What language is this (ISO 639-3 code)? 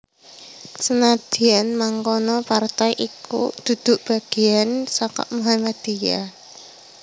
jav